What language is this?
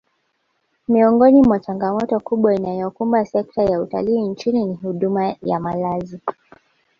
Swahili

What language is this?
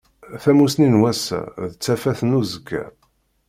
Kabyle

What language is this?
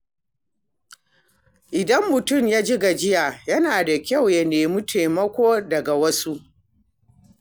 Hausa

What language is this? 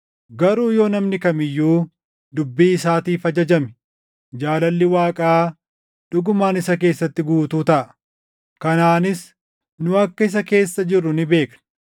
Oromo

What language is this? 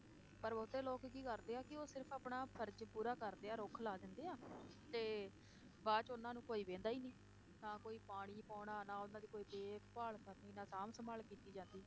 Punjabi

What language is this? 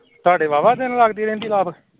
Punjabi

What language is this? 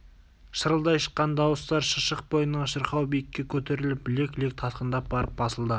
Kazakh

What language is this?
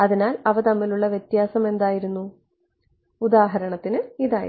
Malayalam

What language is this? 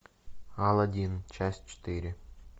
Russian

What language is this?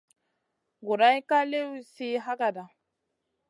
Masana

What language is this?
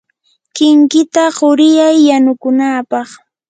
Yanahuanca Pasco Quechua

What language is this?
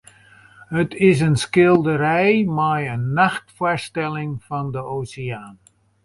Western Frisian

